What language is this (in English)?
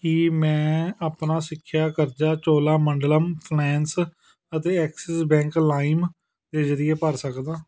Punjabi